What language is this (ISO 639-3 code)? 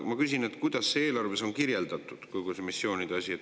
est